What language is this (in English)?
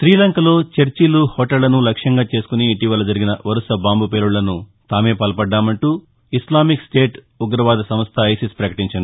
Telugu